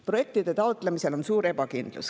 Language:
Estonian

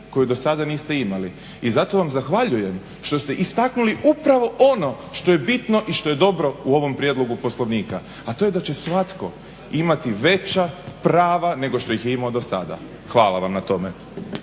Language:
Croatian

